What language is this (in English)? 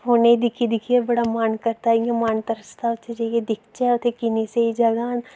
Dogri